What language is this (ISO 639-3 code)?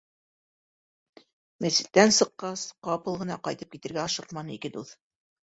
bak